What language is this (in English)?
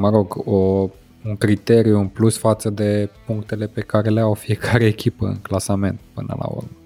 Romanian